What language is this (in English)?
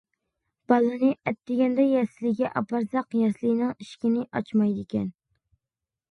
Uyghur